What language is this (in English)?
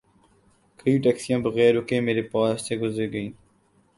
Urdu